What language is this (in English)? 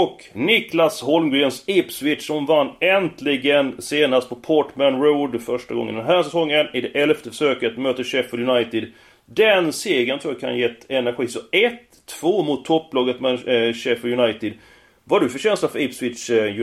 Swedish